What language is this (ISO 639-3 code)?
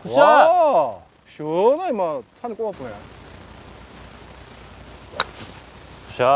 kor